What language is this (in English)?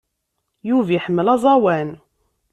Kabyle